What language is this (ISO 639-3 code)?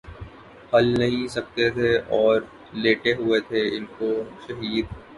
urd